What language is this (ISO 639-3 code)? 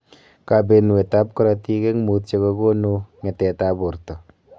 kln